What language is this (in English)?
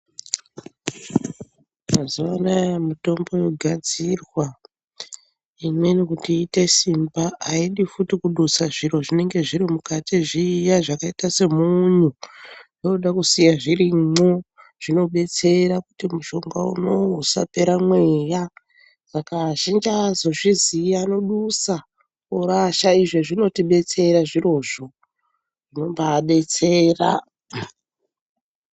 Ndau